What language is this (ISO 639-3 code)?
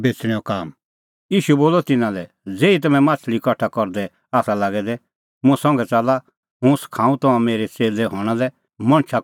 kfx